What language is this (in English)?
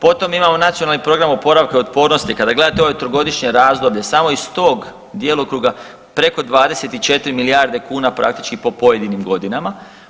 Croatian